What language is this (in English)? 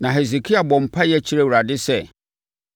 Akan